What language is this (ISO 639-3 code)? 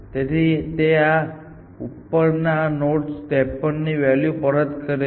guj